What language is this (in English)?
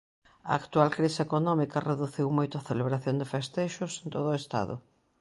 Galician